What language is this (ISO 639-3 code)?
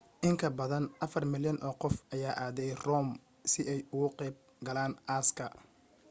som